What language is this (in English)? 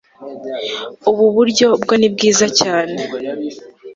Kinyarwanda